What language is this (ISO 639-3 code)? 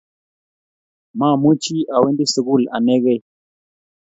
kln